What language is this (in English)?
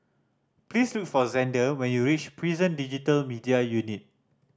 English